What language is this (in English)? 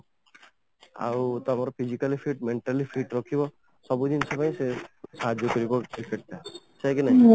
Odia